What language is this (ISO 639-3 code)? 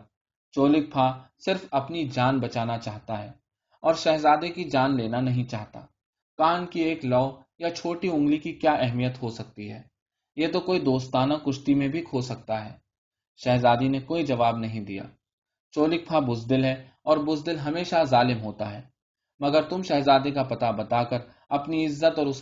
urd